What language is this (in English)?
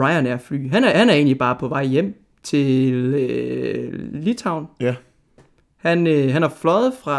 Danish